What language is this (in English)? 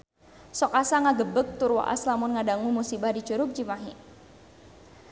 Sundanese